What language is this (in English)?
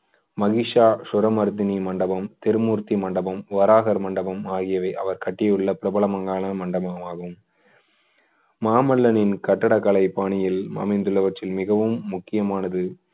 Tamil